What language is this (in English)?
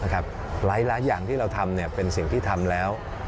Thai